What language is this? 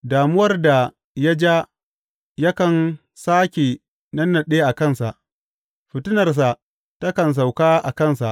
Hausa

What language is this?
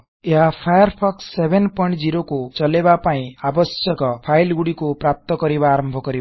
Odia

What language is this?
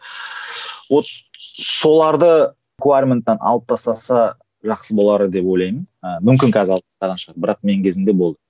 Kazakh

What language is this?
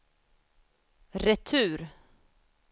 Swedish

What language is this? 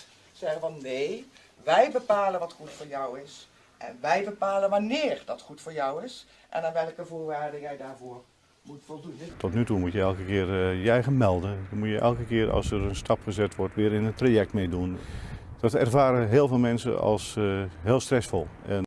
Dutch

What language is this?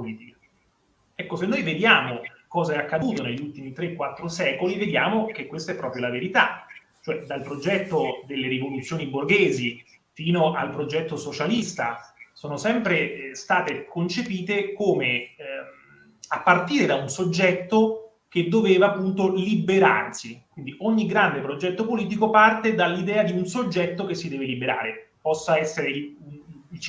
Italian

